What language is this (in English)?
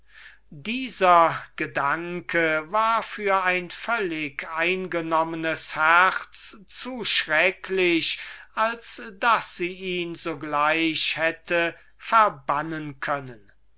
German